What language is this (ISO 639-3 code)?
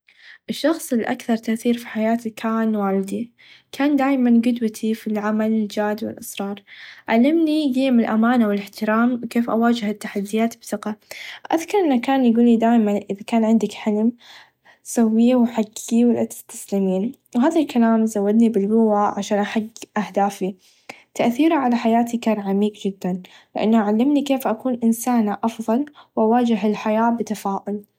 ars